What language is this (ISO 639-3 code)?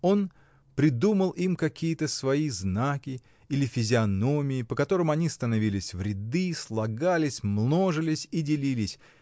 rus